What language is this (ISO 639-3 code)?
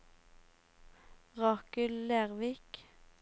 nor